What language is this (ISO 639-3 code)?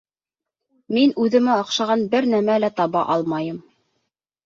bak